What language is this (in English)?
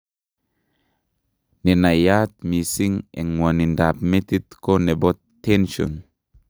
Kalenjin